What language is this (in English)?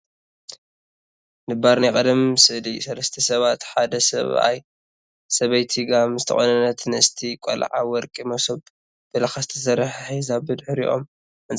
Tigrinya